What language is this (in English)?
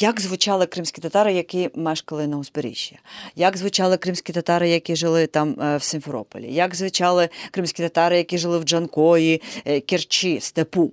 Ukrainian